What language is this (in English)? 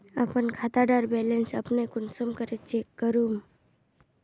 Magahi